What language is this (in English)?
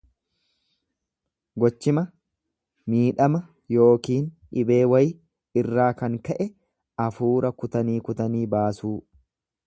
Oromo